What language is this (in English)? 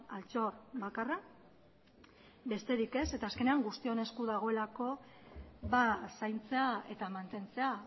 Basque